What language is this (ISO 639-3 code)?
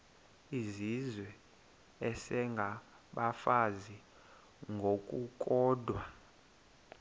xho